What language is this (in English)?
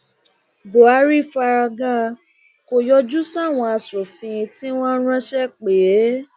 Yoruba